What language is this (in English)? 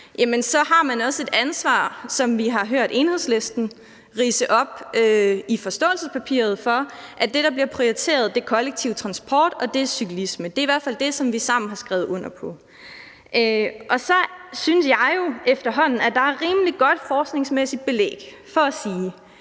Danish